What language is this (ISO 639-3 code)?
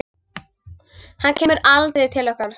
isl